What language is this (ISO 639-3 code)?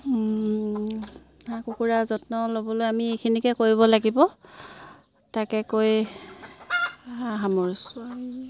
asm